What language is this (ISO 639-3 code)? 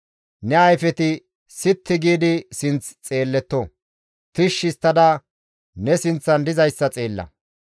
gmv